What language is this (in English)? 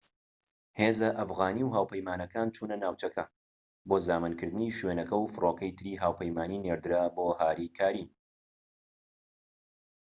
Central Kurdish